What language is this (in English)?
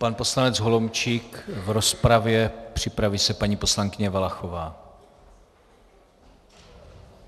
Czech